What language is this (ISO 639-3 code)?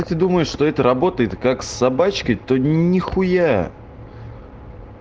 rus